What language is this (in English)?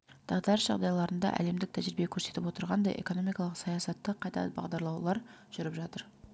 Kazakh